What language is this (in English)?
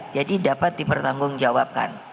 Indonesian